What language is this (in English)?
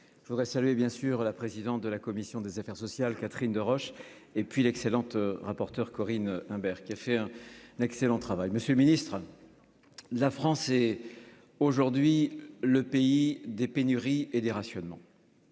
French